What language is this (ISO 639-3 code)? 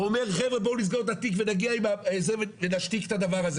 heb